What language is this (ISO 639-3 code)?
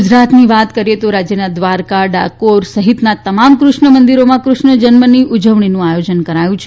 guj